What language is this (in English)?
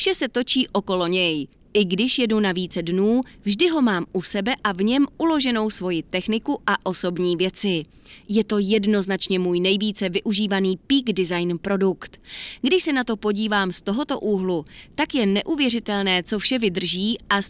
Czech